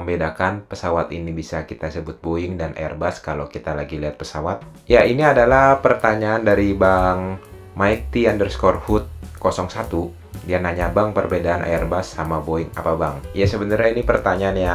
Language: Indonesian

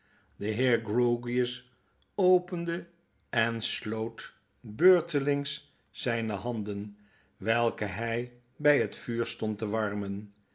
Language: Dutch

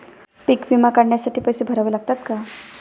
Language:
Marathi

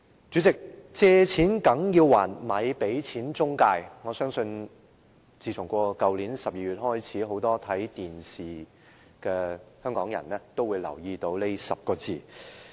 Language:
Cantonese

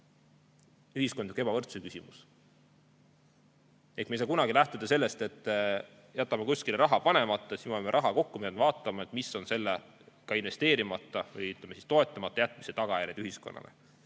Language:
Estonian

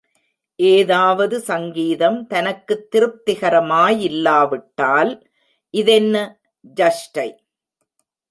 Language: Tamil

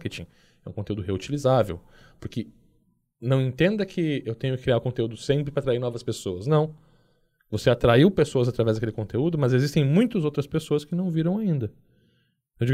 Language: Portuguese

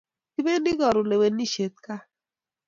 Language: Kalenjin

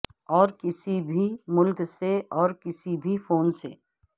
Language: Urdu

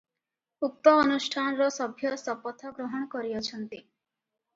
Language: Odia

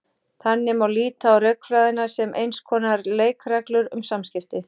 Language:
Icelandic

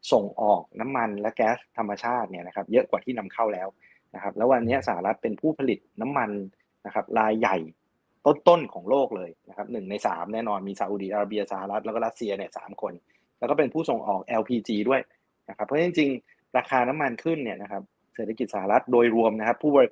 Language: Thai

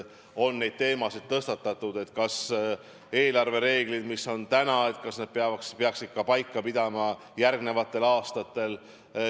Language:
Estonian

